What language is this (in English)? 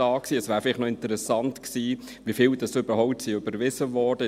Swiss German